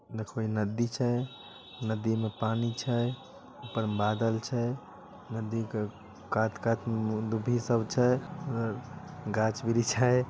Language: Magahi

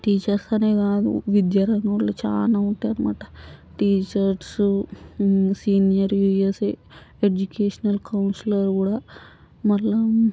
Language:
Telugu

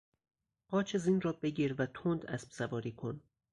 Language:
Persian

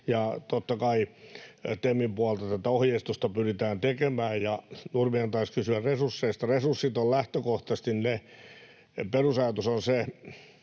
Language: Finnish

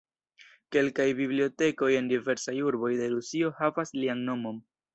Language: Esperanto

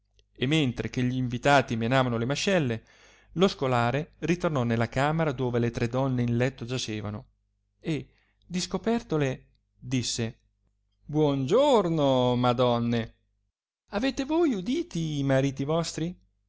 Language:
Italian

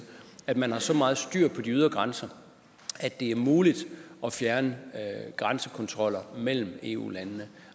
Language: Danish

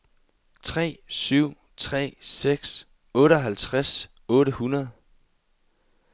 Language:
Danish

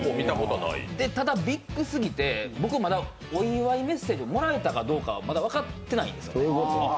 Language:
Japanese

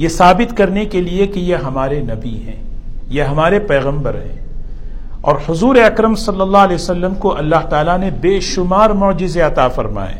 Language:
Urdu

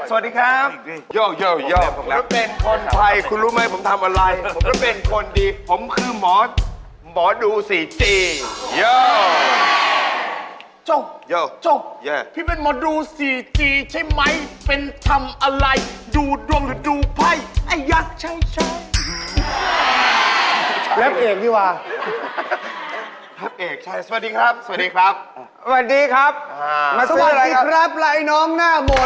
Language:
Thai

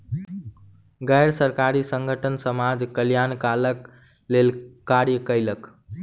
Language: Maithili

